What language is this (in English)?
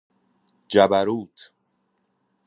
Persian